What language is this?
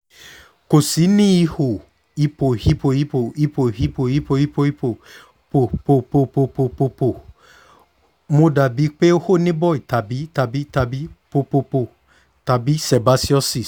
Yoruba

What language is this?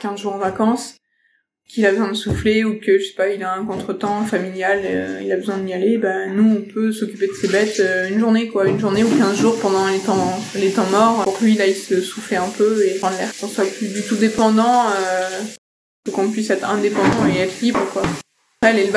French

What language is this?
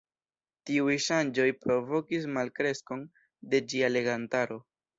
Esperanto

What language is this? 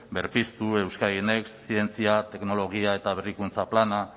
Basque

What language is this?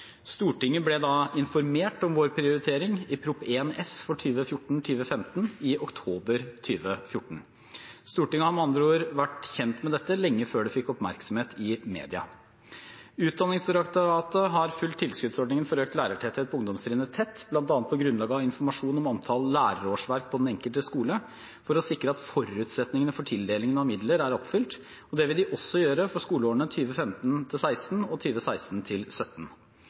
Norwegian Bokmål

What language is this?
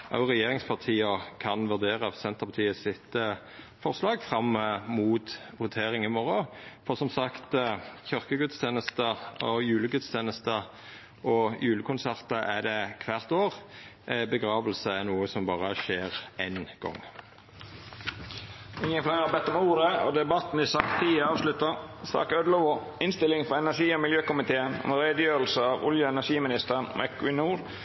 Norwegian Nynorsk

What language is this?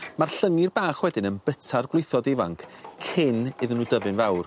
Welsh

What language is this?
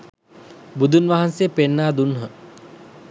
Sinhala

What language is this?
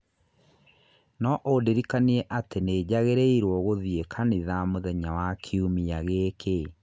Kikuyu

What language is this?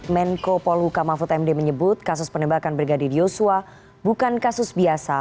Indonesian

